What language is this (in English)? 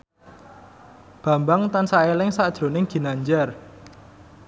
Javanese